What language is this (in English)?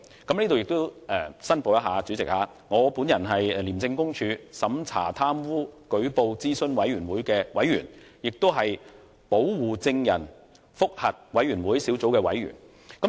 Cantonese